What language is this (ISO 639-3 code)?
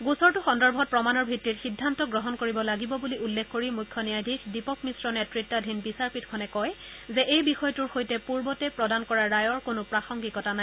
asm